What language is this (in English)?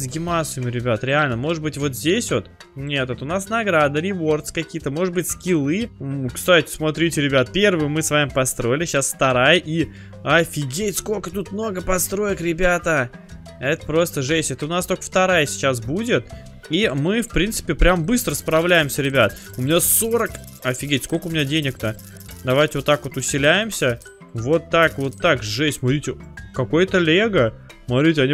Russian